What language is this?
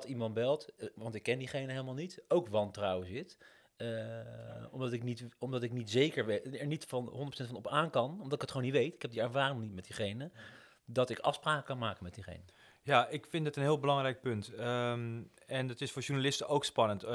Dutch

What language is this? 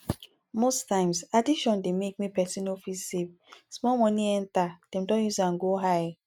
Nigerian Pidgin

